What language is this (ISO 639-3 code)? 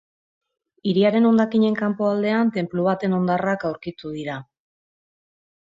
eus